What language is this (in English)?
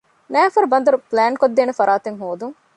Divehi